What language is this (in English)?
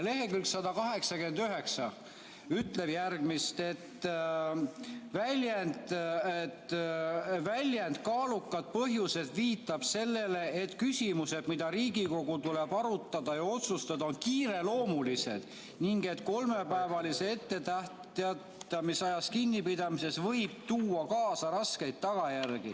Estonian